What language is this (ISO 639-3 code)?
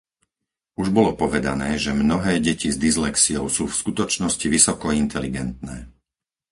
slk